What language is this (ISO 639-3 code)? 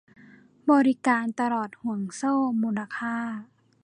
tha